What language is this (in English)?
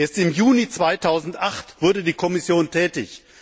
German